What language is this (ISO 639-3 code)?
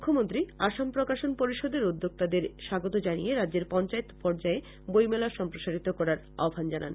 ben